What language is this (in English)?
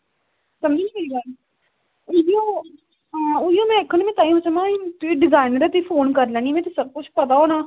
Dogri